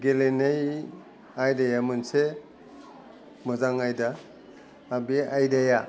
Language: Bodo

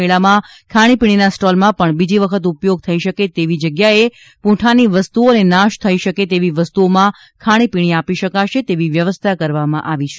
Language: Gujarati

